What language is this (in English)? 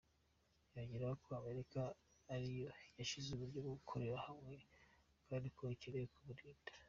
Kinyarwanda